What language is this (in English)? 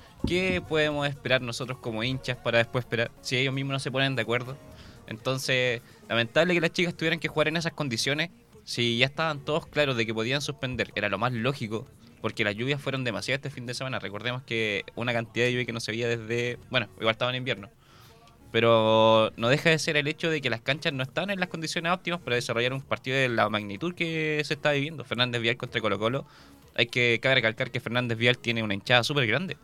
Spanish